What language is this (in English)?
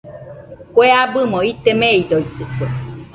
Nüpode Huitoto